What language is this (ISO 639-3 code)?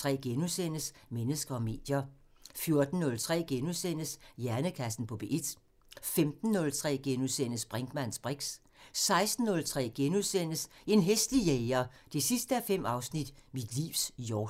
dan